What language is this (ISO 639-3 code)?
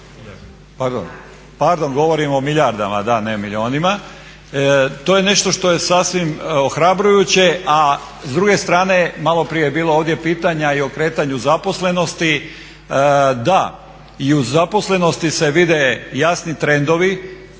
hrv